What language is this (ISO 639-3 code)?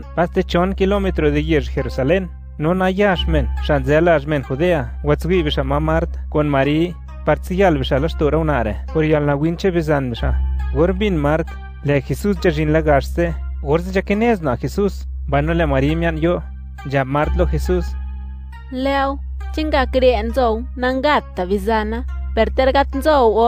ell